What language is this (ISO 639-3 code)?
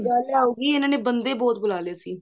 pan